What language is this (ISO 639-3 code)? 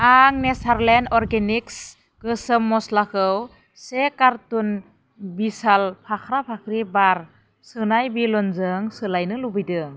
brx